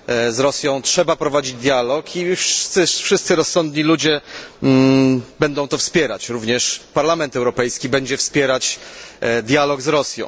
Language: Polish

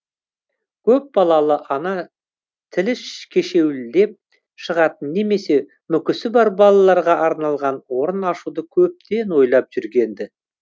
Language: Kazakh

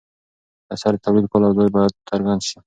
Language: Pashto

